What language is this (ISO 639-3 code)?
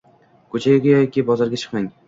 uzb